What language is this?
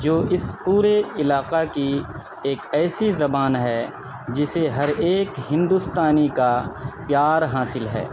Urdu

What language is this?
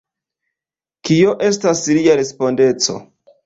Esperanto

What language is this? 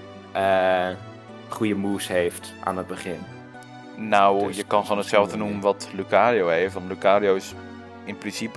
Dutch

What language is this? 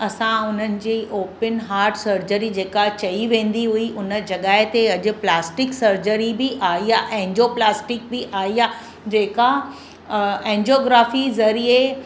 Sindhi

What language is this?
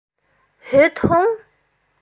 Bashkir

